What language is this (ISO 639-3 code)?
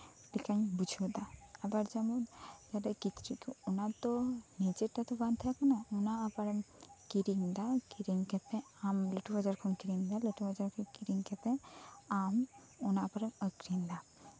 sat